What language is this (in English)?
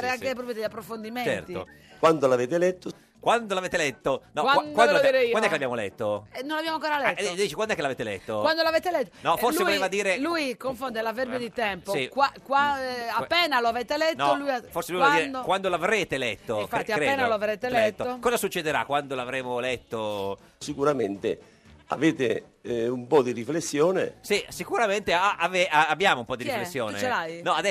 Italian